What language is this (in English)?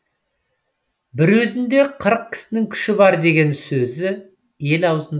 Kazakh